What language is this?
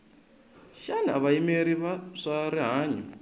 Tsonga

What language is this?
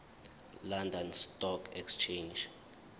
Zulu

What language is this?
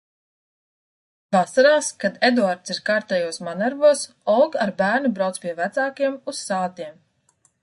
Latvian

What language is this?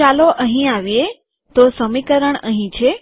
Gujarati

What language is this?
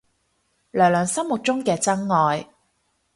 Cantonese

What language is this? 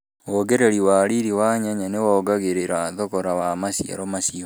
Kikuyu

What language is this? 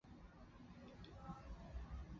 Chinese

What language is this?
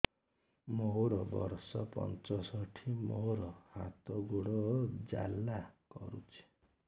Odia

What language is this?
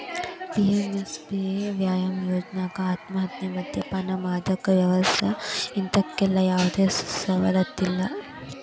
Kannada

